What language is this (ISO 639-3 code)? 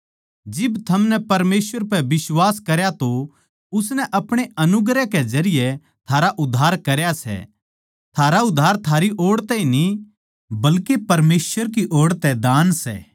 bgc